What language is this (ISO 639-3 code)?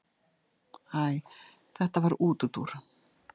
isl